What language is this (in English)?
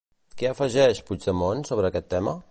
Catalan